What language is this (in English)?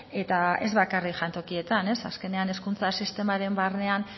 Basque